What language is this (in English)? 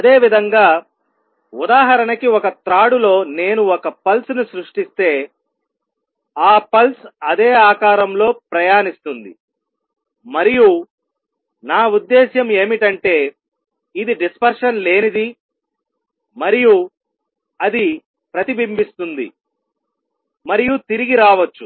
Telugu